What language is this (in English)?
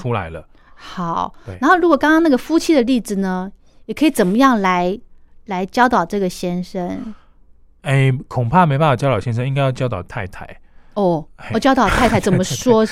Chinese